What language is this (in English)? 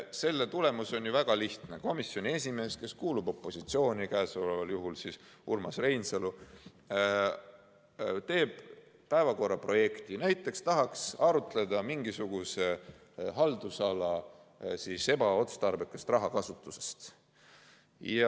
Estonian